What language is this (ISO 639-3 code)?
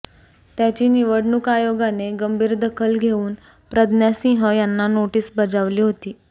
mar